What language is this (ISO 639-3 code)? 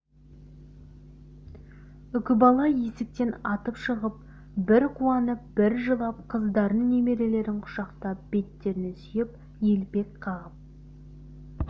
kaz